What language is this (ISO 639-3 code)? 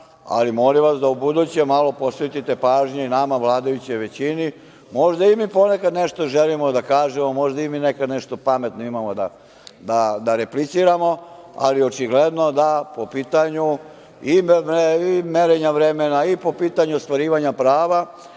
srp